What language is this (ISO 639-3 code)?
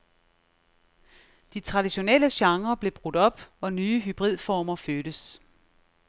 dan